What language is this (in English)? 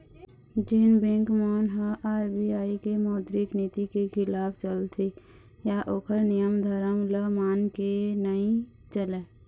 Chhattisgarhi